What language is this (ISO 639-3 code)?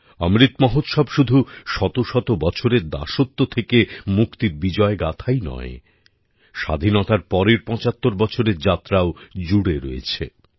ben